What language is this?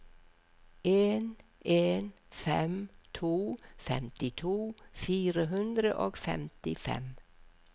Norwegian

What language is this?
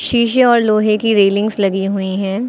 Hindi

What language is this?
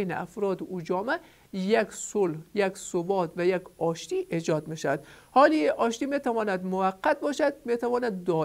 Persian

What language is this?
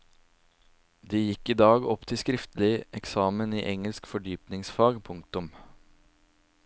Norwegian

